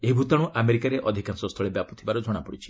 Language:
Odia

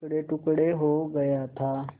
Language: Hindi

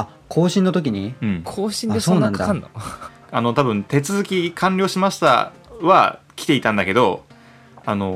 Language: Japanese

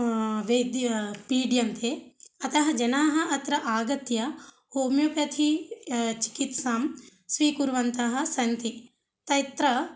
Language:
Sanskrit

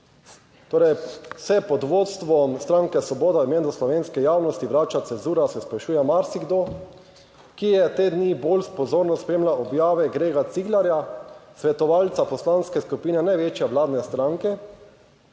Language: Slovenian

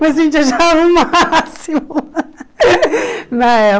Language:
Portuguese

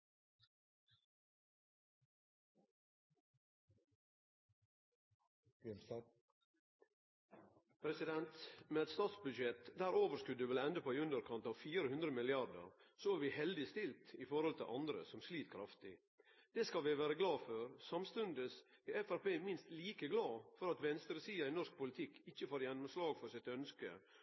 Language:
Norwegian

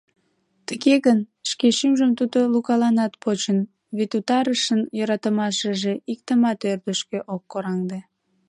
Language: Mari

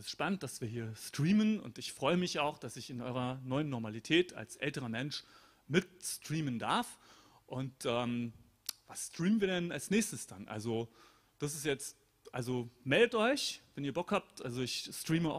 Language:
German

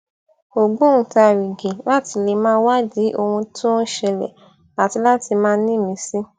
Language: Yoruba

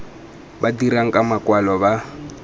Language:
Tswana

